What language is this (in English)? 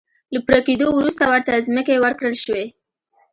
Pashto